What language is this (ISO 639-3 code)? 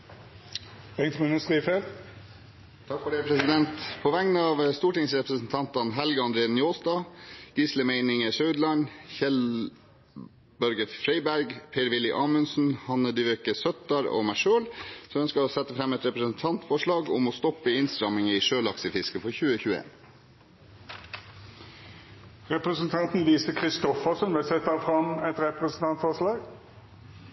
nor